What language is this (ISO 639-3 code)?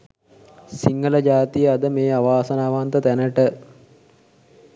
sin